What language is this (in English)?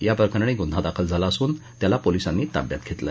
Marathi